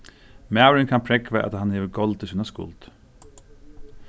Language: Faroese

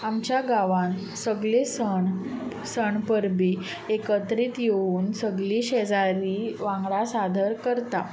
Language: Konkani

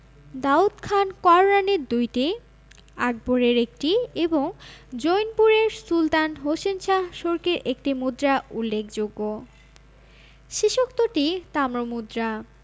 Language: Bangla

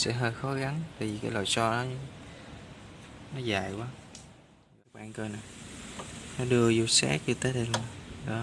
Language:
Vietnamese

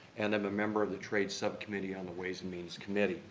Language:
English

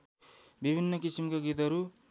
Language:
Nepali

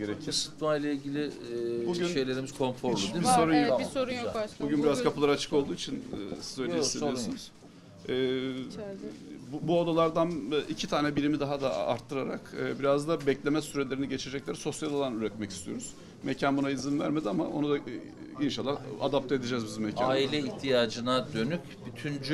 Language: Turkish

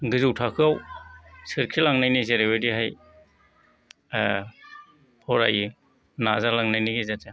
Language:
Bodo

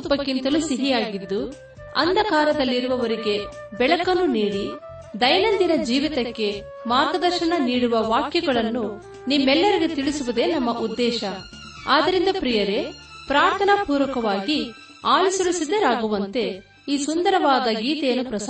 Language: Kannada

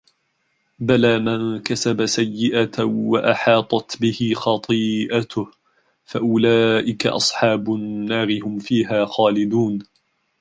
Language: Arabic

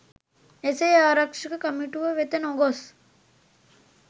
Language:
Sinhala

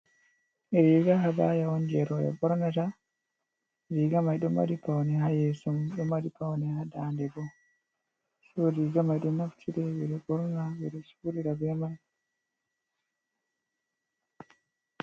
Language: Fula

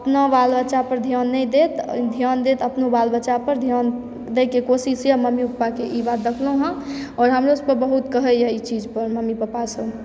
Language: Maithili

